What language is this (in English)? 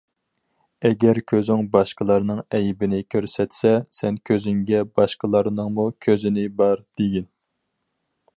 Uyghur